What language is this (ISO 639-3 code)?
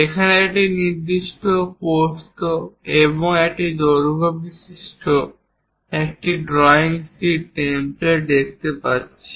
ben